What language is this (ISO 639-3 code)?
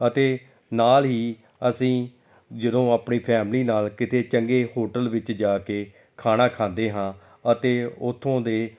pan